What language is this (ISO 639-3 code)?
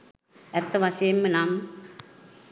sin